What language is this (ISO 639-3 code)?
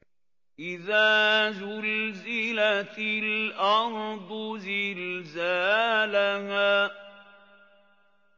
ara